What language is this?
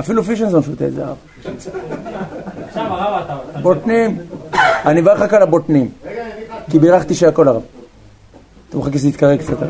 Hebrew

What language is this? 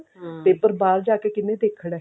Punjabi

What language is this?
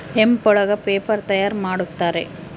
Kannada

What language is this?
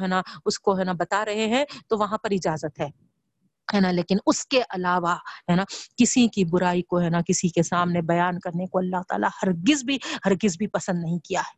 Urdu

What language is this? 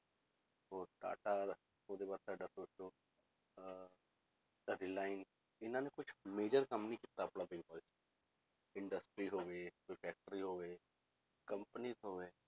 Punjabi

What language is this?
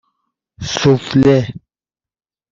Persian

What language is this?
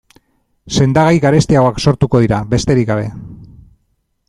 Basque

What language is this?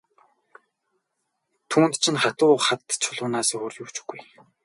Mongolian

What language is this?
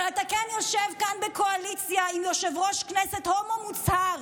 Hebrew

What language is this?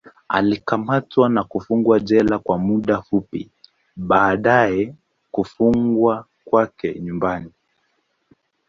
Swahili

